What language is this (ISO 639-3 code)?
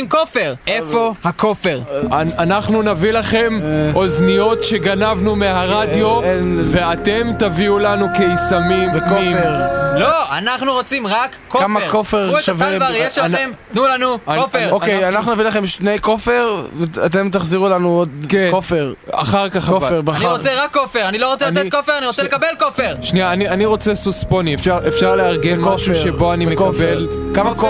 heb